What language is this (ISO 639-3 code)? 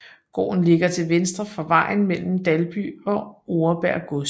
dan